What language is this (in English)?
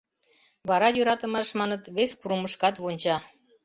Mari